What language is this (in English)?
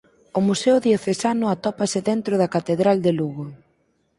Galician